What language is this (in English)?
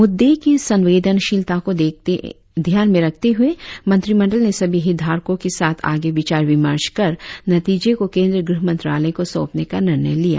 Hindi